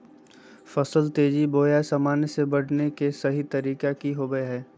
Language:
Magahi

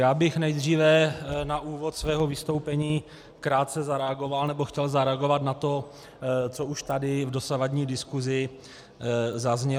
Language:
Czech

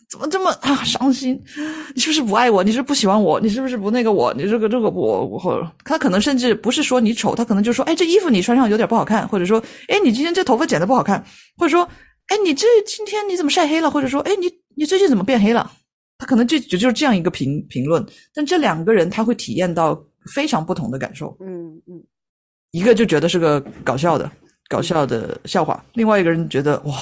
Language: Chinese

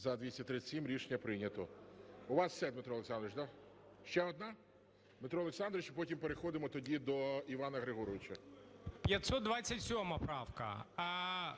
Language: Ukrainian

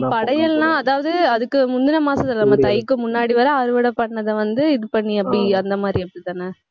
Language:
Tamil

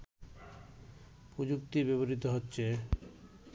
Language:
Bangla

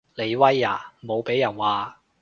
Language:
Cantonese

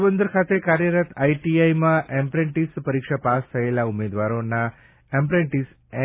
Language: Gujarati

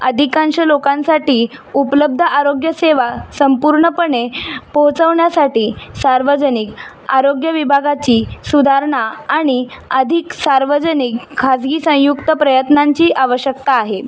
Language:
Marathi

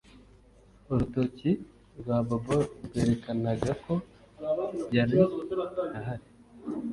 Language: Kinyarwanda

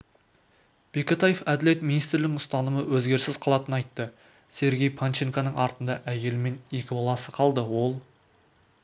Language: Kazakh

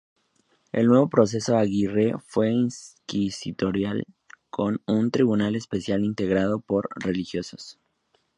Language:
Spanish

